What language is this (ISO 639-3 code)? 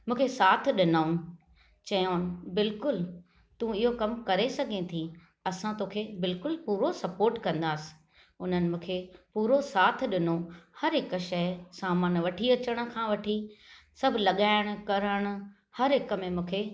snd